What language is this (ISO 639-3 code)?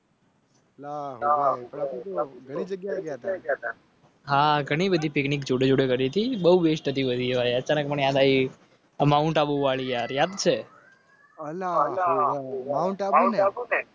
guj